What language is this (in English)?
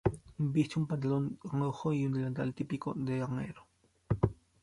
Spanish